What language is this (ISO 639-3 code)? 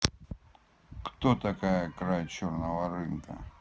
rus